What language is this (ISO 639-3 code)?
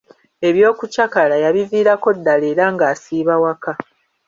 lug